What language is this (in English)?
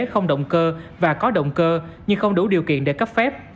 Vietnamese